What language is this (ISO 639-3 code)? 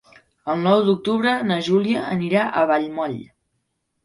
cat